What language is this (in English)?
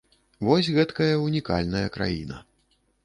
Belarusian